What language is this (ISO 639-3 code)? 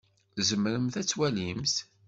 kab